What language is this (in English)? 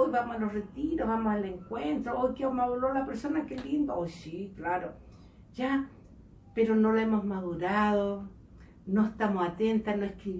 Spanish